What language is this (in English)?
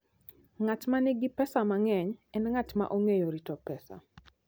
Luo (Kenya and Tanzania)